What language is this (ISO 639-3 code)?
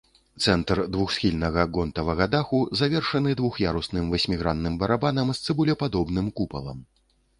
bel